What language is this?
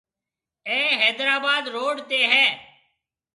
Marwari (Pakistan)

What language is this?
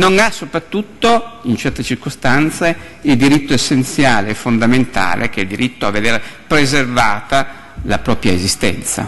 Italian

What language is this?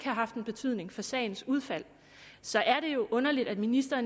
Danish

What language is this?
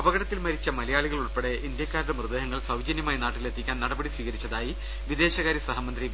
Malayalam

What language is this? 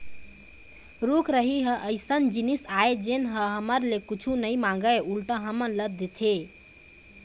Chhattisgarhi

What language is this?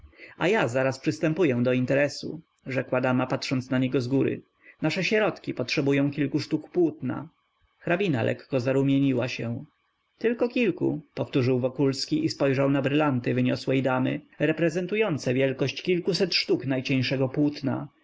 Polish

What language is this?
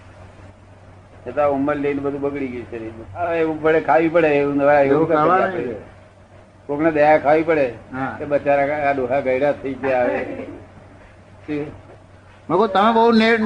Gujarati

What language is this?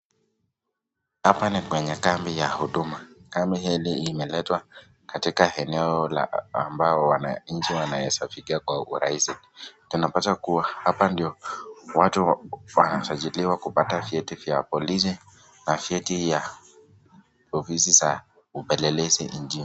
Swahili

